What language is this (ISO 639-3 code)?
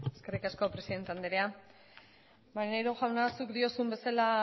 eus